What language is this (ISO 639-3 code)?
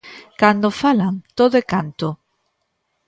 glg